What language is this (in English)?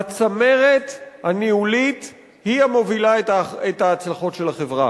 Hebrew